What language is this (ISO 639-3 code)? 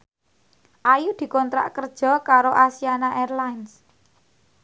jav